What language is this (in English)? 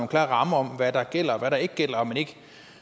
Danish